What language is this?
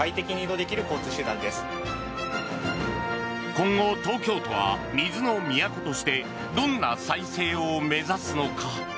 Japanese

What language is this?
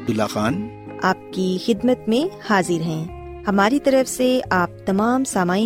Urdu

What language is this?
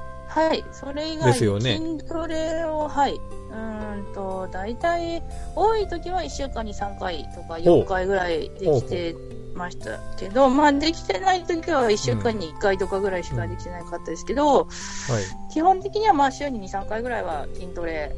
Japanese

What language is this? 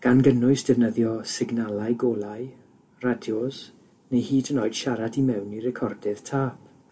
Welsh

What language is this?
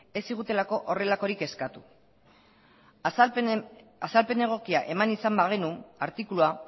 Basque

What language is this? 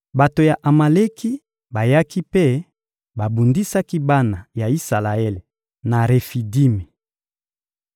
Lingala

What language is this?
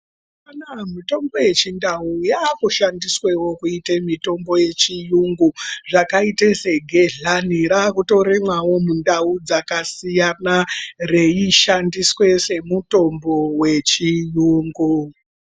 Ndau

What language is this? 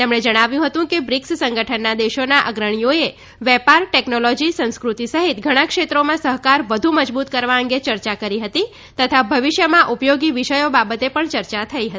Gujarati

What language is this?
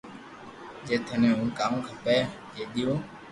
Loarki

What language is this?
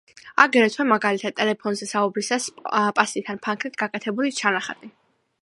Georgian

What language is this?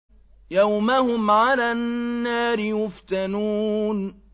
Arabic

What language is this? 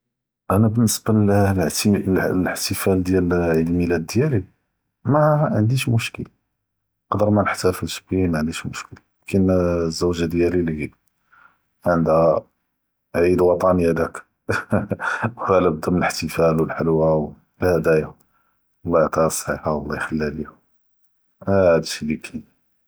Judeo-Arabic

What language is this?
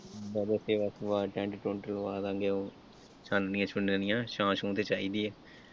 Punjabi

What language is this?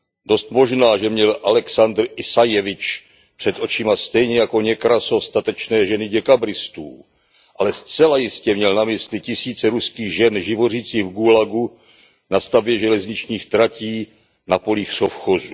Czech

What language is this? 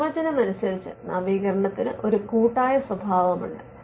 Malayalam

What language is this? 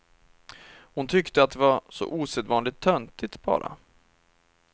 Swedish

